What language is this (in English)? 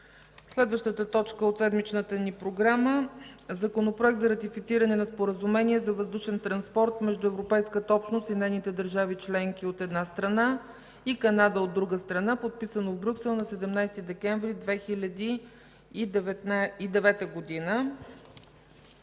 Bulgarian